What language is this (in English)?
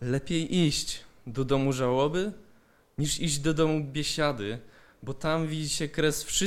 Polish